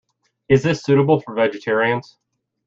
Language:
English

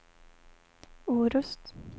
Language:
Swedish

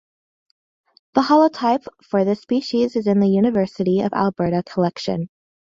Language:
English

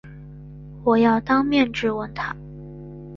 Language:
Chinese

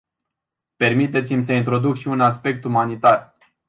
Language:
Romanian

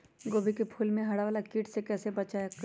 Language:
Magahi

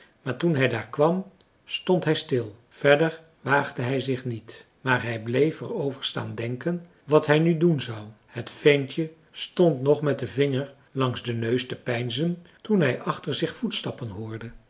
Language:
Dutch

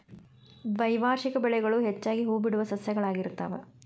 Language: Kannada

